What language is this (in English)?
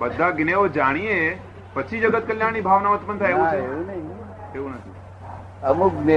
Gujarati